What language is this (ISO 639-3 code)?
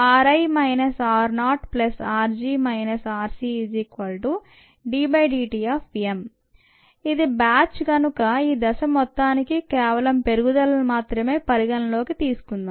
tel